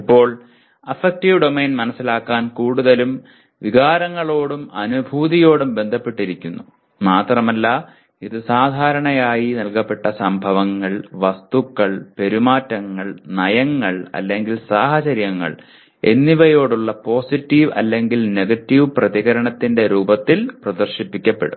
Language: Malayalam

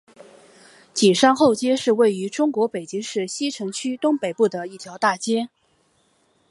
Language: Chinese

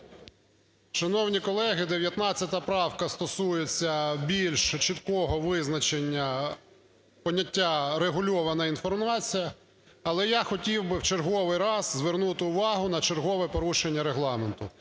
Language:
Ukrainian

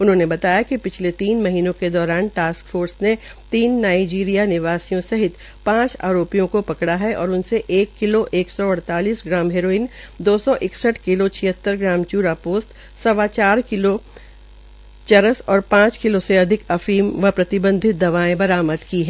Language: Hindi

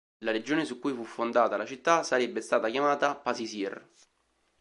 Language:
Italian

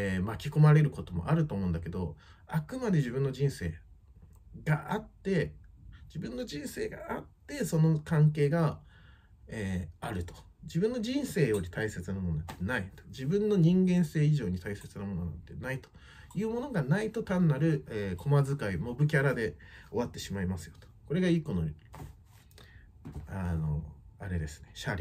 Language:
Japanese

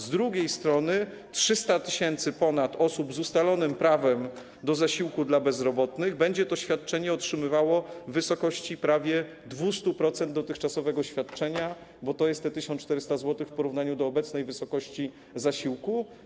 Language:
Polish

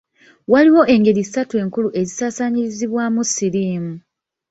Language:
Ganda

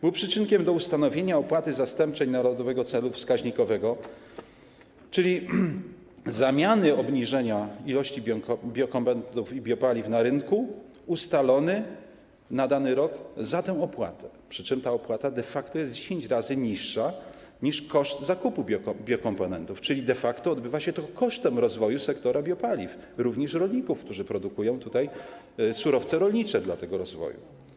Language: Polish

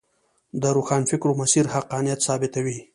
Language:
Pashto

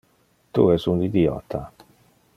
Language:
Interlingua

